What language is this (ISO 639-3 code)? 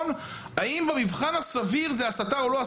heb